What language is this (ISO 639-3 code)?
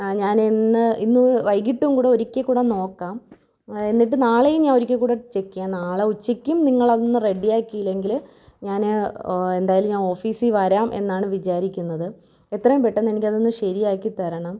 mal